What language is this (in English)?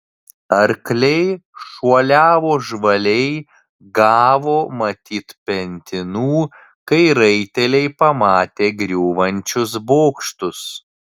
Lithuanian